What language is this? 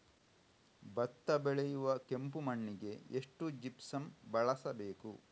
Kannada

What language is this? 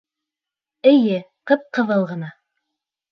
Bashkir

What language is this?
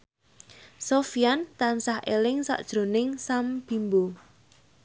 Javanese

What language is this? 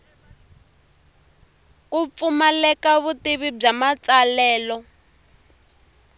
Tsonga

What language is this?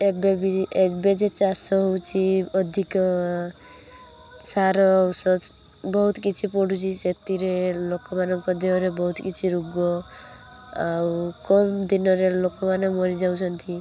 Odia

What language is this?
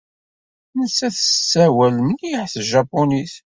Kabyle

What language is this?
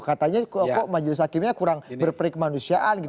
Indonesian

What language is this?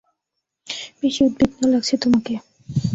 Bangla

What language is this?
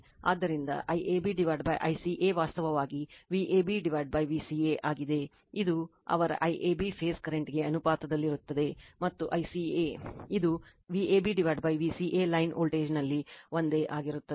Kannada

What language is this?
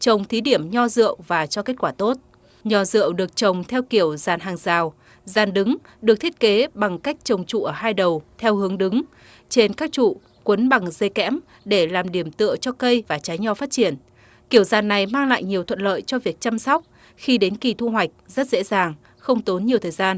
Vietnamese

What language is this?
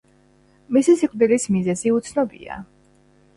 Georgian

